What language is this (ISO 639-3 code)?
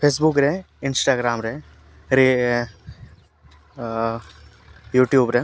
sat